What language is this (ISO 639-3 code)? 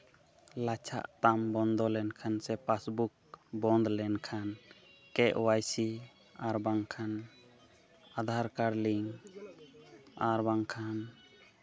sat